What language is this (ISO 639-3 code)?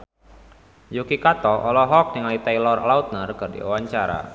sun